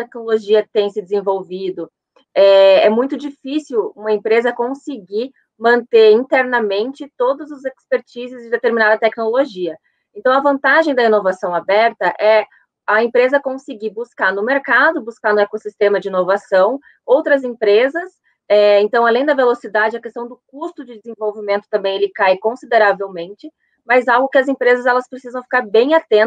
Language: Portuguese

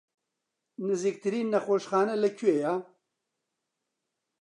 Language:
Central Kurdish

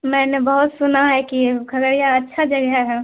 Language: Urdu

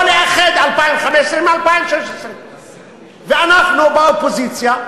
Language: Hebrew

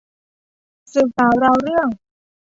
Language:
Thai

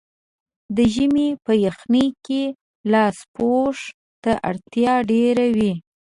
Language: Pashto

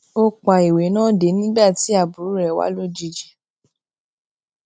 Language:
Yoruba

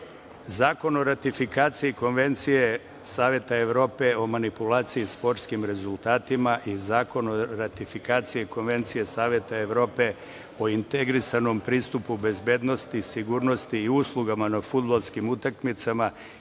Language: Serbian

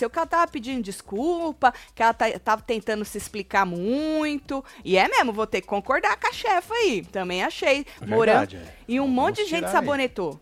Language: Portuguese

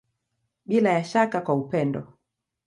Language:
Swahili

